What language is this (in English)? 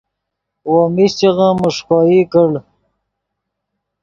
Yidgha